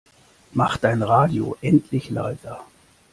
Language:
German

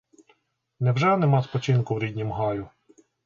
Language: Ukrainian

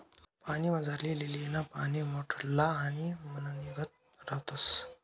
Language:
Marathi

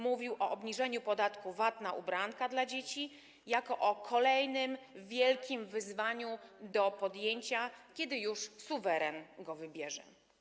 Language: Polish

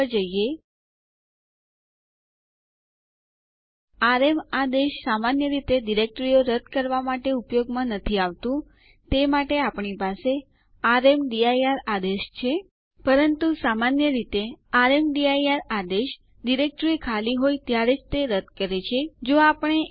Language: Gujarati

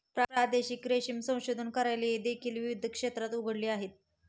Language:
Marathi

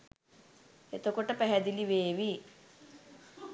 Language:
Sinhala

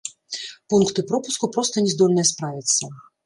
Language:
Belarusian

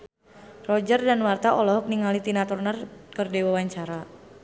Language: Sundanese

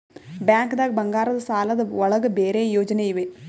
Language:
Kannada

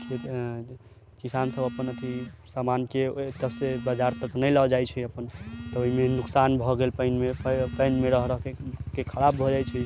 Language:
Maithili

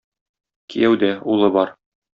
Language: Tatar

